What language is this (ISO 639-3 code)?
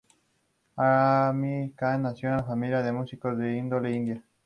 spa